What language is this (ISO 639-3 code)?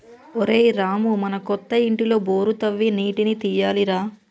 tel